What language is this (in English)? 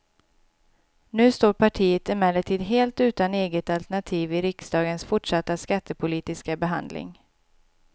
Swedish